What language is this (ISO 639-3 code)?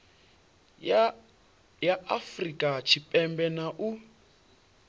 ven